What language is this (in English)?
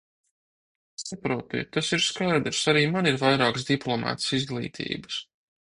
Latvian